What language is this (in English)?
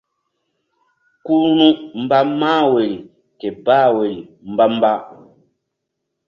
Mbum